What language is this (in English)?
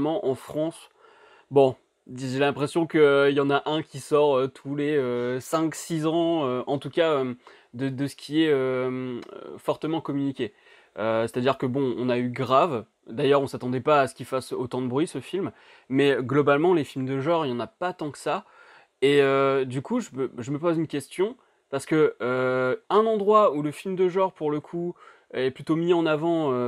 French